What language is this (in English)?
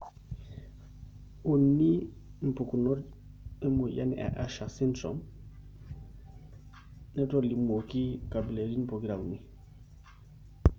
Masai